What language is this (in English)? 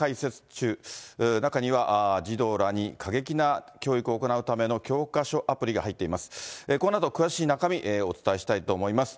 Japanese